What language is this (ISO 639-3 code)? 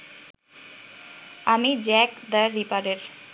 ben